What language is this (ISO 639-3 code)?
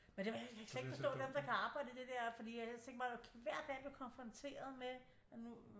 dan